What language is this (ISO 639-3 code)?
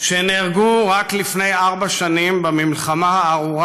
heb